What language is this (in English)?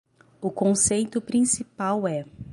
Portuguese